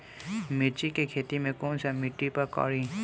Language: Bhojpuri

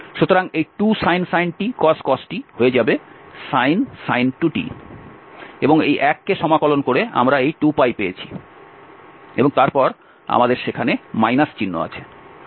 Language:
Bangla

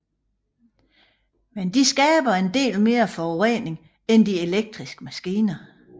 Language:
Danish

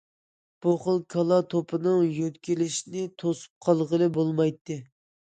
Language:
Uyghur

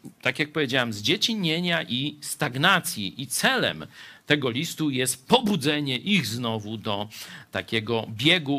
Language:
Polish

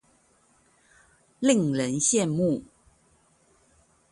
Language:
Chinese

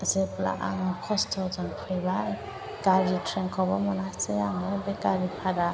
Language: Bodo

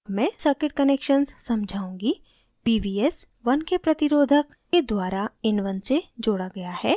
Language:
Hindi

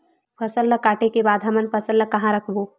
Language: Chhattisgarhi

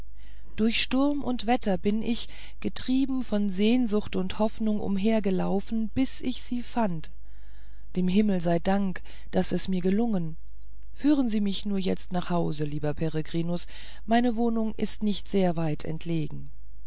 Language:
German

